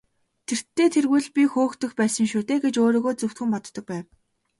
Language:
Mongolian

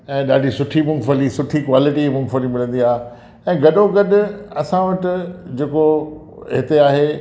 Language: Sindhi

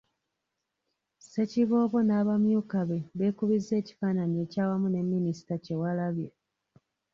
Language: Ganda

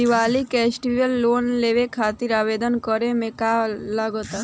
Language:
Bhojpuri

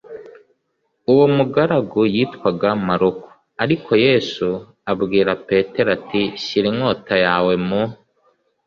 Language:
Kinyarwanda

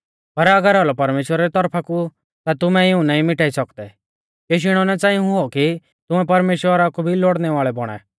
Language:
Mahasu Pahari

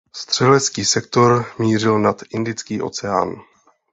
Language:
Czech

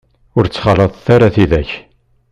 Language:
Kabyle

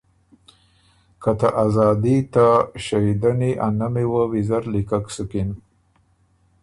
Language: Ormuri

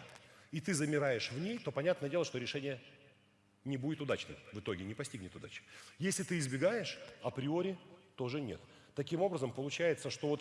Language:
Russian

